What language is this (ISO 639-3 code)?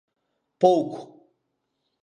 glg